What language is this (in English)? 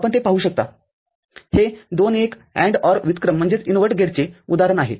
Marathi